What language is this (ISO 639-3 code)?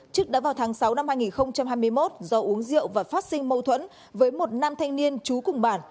vie